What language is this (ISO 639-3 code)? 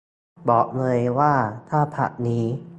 tha